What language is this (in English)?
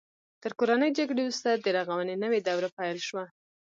Pashto